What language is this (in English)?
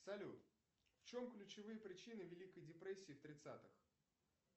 Russian